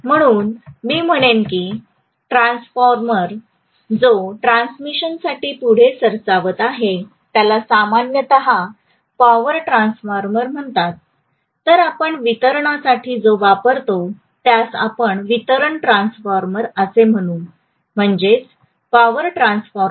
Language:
Marathi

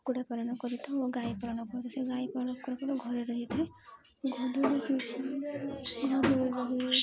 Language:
Odia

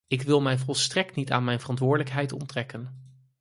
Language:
Dutch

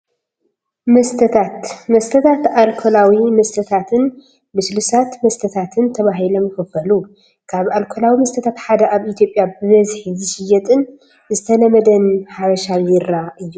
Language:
Tigrinya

